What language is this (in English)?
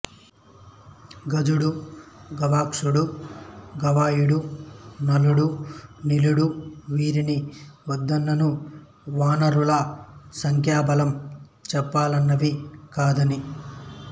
Telugu